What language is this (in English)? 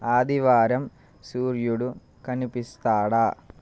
Telugu